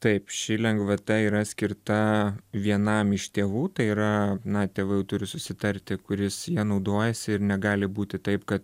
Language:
Lithuanian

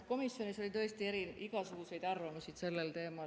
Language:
Estonian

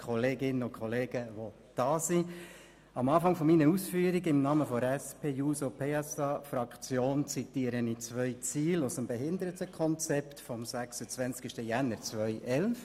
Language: Swiss German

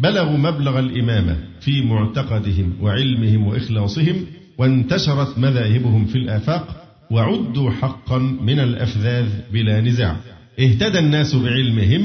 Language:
Arabic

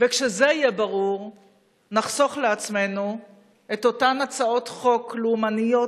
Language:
Hebrew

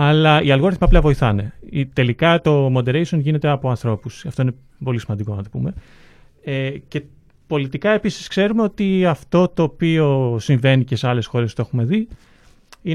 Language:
Greek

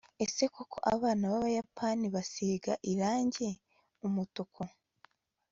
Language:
Kinyarwanda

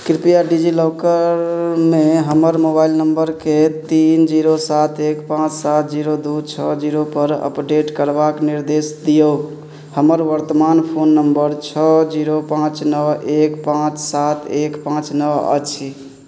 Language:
Maithili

